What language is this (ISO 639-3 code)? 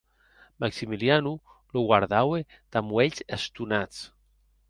oci